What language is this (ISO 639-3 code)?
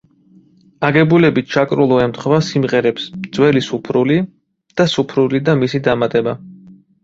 kat